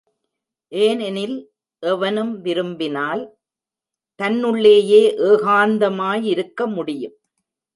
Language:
Tamil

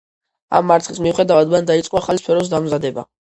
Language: Georgian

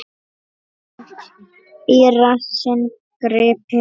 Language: Icelandic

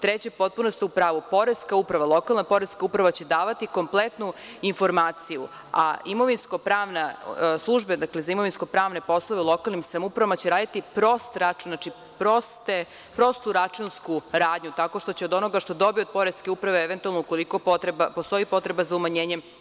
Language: Serbian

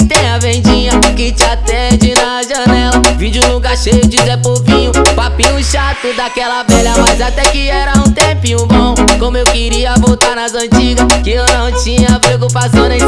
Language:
Indonesian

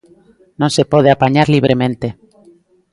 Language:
Galician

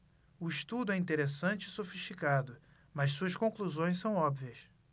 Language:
Portuguese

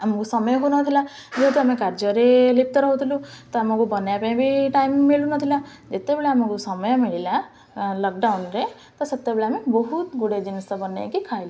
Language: Odia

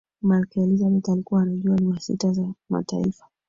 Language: Swahili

